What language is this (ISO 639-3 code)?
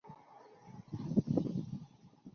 zho